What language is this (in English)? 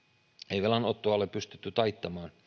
Finnish